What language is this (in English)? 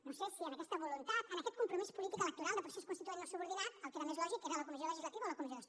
Catalan